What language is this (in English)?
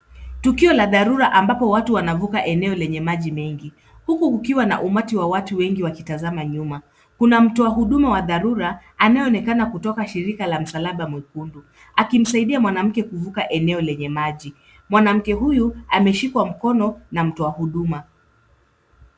Swahili